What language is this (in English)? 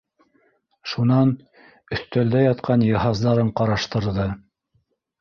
Bashkir